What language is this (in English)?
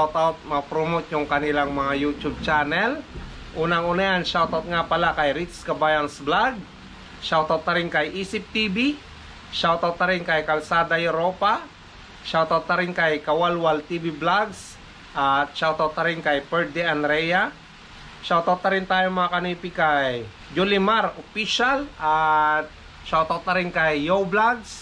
Filipino